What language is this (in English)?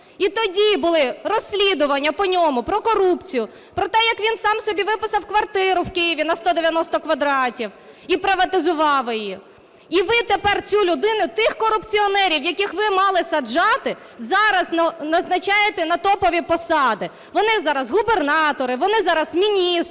Ukrainian